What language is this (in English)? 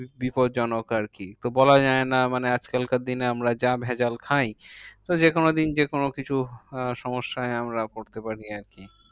Bangla